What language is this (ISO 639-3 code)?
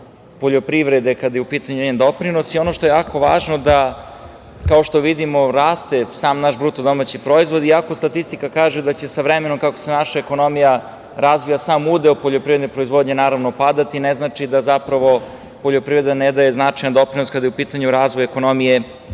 srp